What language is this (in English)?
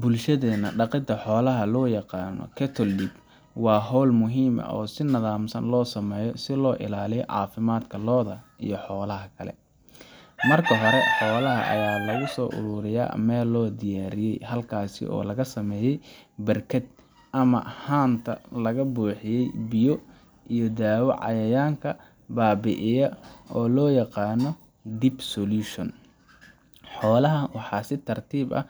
Somali